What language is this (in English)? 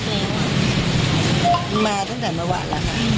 Thai